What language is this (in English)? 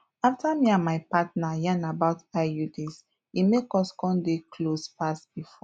Nigerian Pidgin